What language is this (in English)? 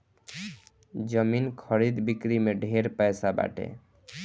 Bhojpuri